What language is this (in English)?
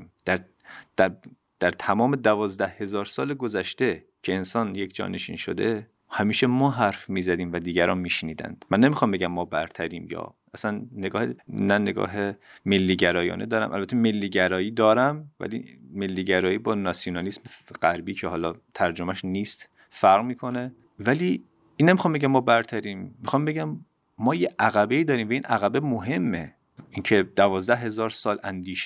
Persian